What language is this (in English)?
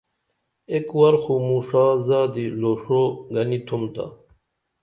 Dameli